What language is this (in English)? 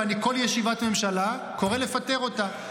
Hebrew